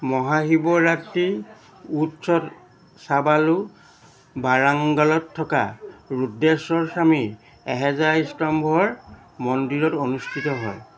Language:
Assamese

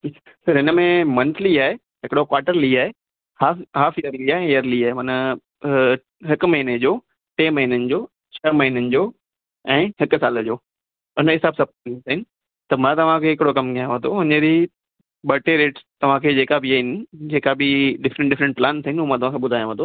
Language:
Sindhi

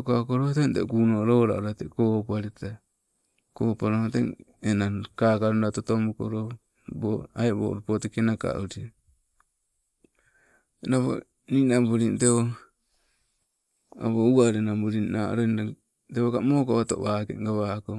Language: Sibe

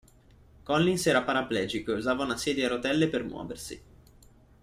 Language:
Italian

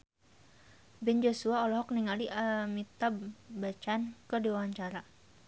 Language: Sundanese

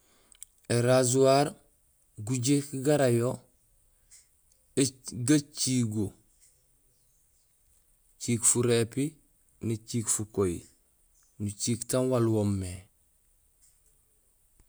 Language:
Gusilay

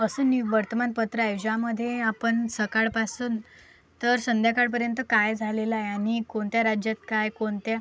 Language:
Marathi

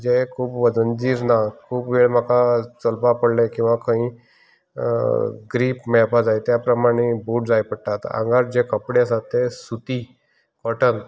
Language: Konkani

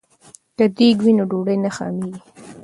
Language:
Pashto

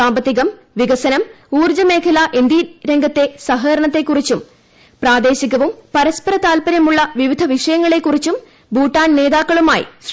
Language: Malayalam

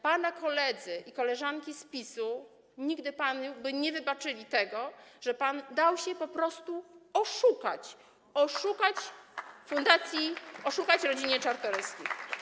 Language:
Polish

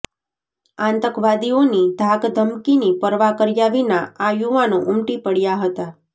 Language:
Gujarati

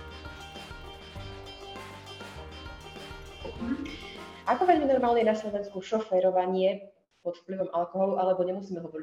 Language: Slovak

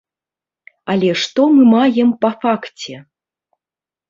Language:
Belarusian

